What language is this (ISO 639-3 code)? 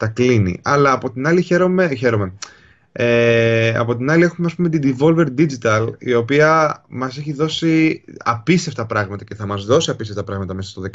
ell